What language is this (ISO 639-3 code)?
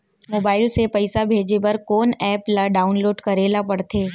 hne